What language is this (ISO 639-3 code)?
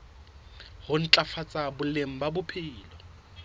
sot